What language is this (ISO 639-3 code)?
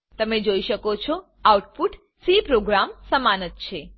guj